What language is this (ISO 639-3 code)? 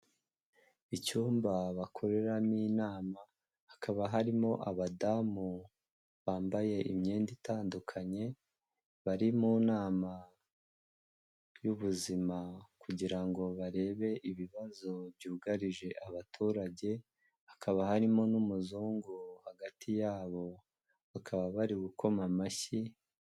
kin